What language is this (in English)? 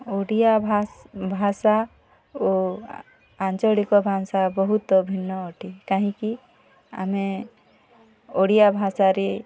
Odia